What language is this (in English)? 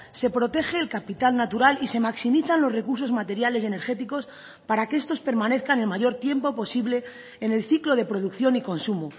Spanish